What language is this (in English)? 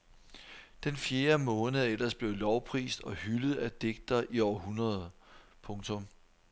Danish